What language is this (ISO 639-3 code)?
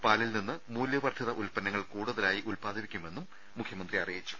mal